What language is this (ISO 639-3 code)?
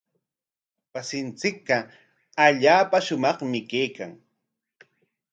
qwa